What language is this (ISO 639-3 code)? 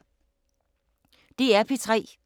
dan